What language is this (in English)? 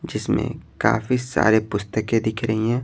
Hindi